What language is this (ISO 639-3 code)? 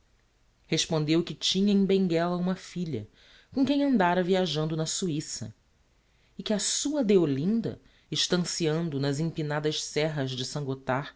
por